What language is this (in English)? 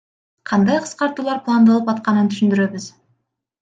Kyrgyz